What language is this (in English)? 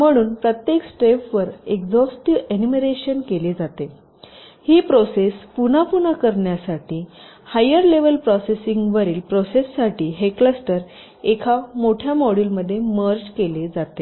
Marathi